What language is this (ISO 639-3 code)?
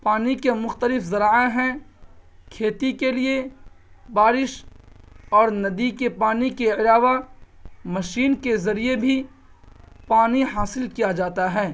urd